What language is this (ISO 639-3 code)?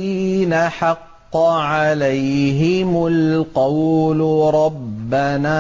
ara